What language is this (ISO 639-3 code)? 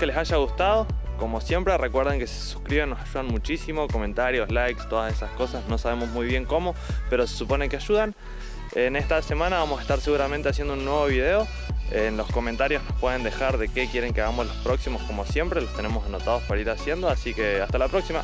spa